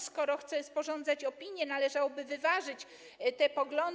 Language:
Polish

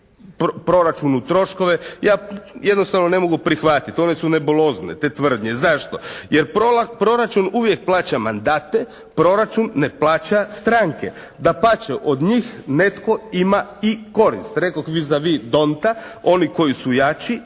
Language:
Croatian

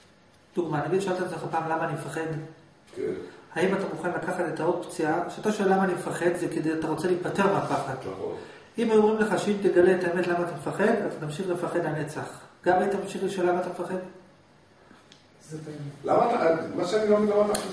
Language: Hebrew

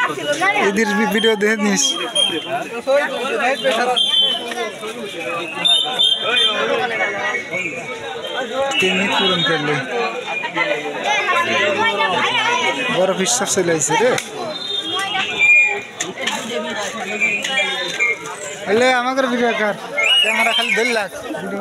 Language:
Arabic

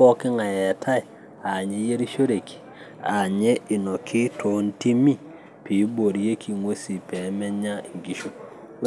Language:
Masai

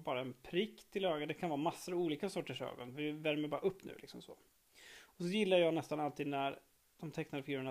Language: Swedish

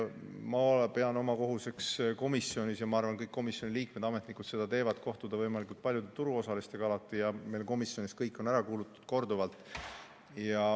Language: Estonian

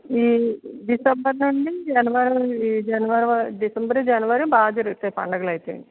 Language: Telugu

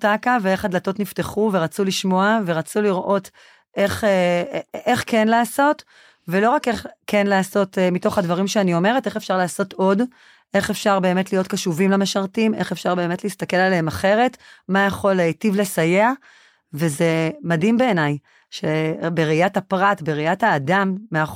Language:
Hebrew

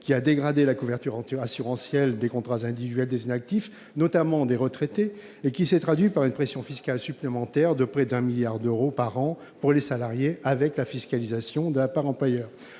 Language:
French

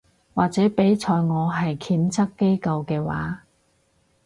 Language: Cantonese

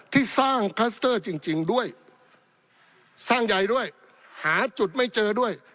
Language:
Thai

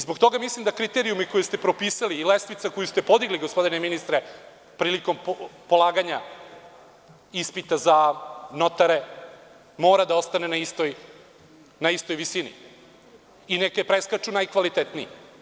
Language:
Serbian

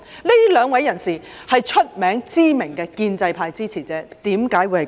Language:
Cantonese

